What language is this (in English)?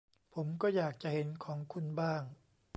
Thai